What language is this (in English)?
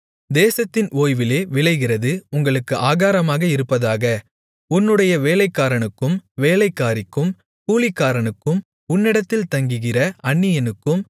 Tamil